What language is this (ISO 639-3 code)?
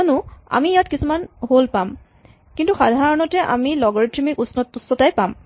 asm